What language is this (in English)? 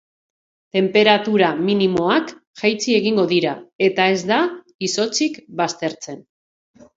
Basque